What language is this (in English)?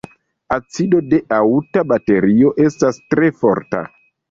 Esperanto